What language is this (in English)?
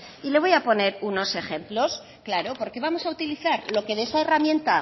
Spanish